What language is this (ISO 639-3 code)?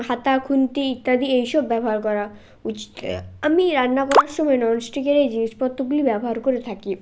ben